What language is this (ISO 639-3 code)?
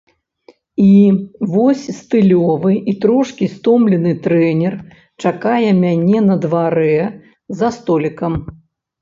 bel